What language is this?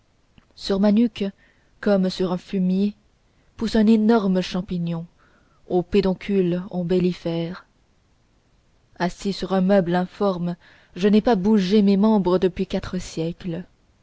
French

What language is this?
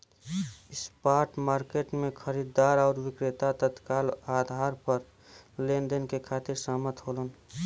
Bhojpuri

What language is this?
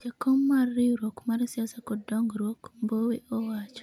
Luo (Kenya and Tanzania)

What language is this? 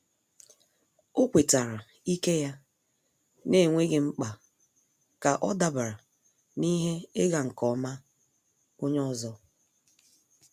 Igbo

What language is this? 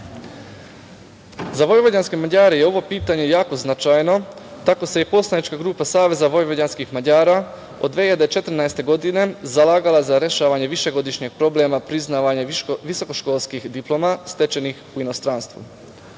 Serbian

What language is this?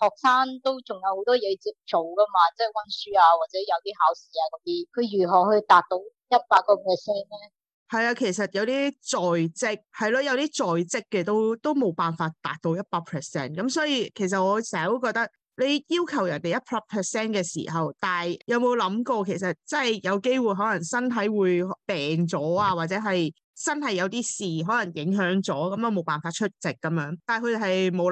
Chinese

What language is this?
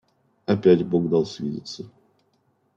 Russian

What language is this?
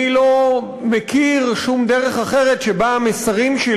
Hebrew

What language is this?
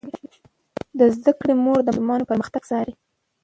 Pashto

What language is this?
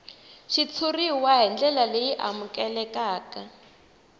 Tsonga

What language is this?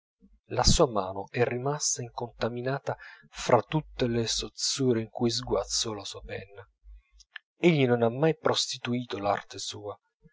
Italian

